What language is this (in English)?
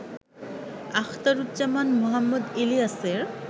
Bangla